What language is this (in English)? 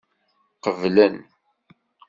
Kabyle